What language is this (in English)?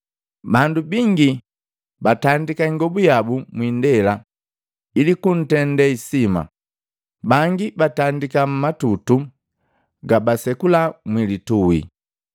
Matengo